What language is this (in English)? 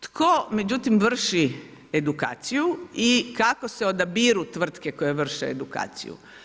Croatian